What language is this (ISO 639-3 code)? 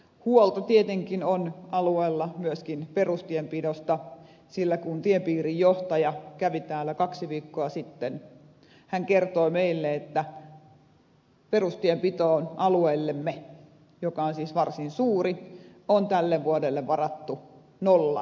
fin